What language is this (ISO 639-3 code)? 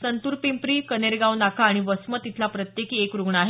mar